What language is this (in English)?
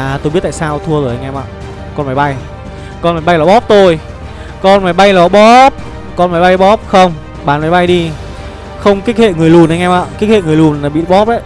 Vietnamese